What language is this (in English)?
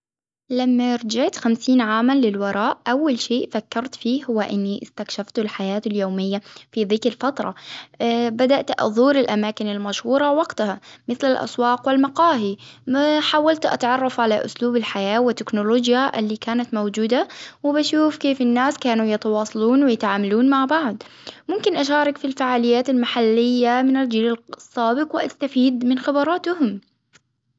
Hijazi Arabic